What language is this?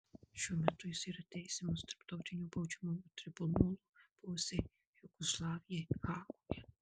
Lithuanian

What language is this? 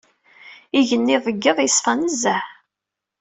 Kabyle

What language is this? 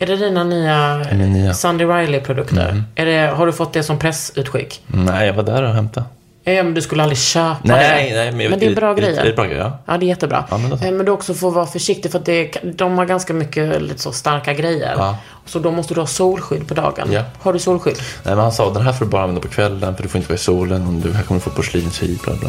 Swedish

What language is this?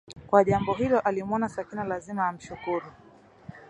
Swahili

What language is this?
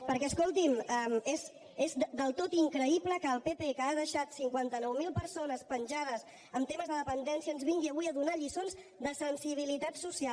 Catalan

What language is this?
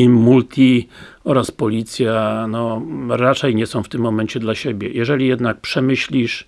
Polish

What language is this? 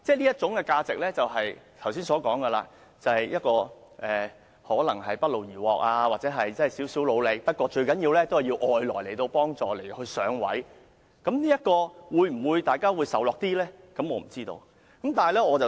Cantonese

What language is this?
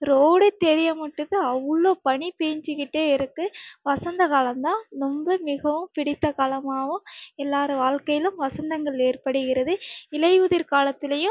Tamil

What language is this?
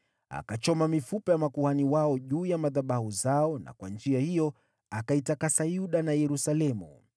Swahili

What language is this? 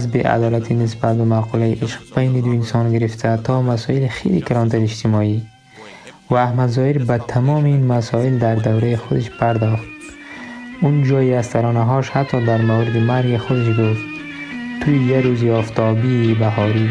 Persian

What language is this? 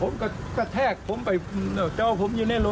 Thai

